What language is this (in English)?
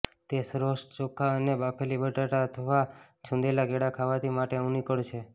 Gujarati